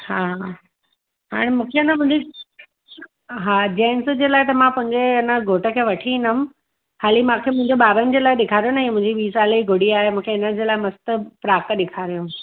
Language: Sindhi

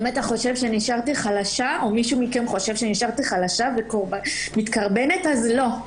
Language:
Hebrew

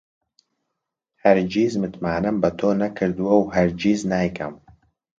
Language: Central Kurdish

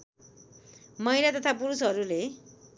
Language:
Nepali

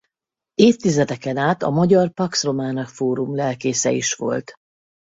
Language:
Hungarian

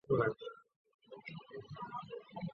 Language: Chinese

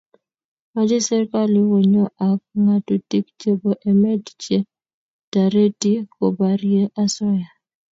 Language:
Kalenjin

